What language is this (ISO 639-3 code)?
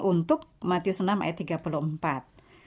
ind